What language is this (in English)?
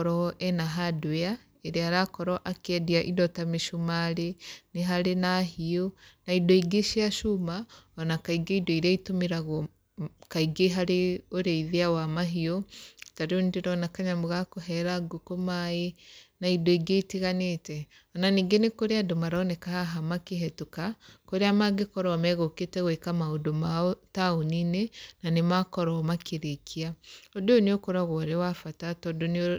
Kikuyu